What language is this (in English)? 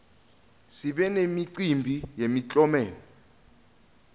Swati